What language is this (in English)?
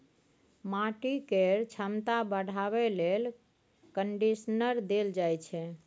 Maithili